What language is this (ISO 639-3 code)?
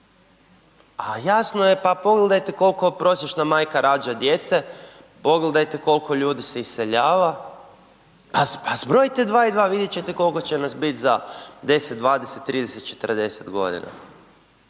hrv